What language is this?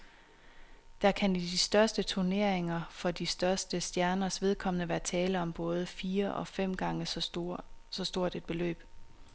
Danish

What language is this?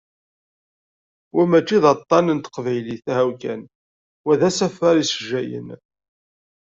Kabyle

